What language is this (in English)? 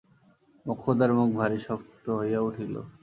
Bangla